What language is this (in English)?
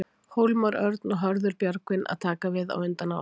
Icelandic